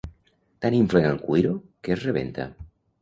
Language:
Catalan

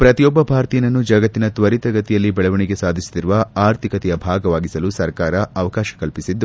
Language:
Kannada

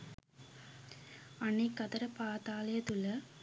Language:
Sinhala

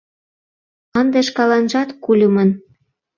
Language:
Mari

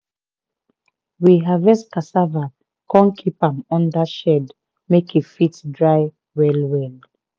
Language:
Nigerian Pidgin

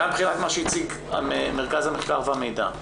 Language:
Hebrew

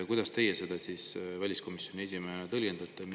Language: Estonian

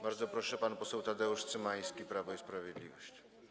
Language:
Polish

